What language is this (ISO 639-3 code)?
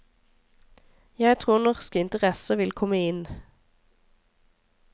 nor